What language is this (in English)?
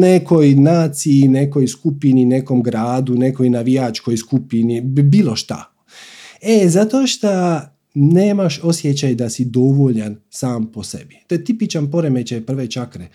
Croatian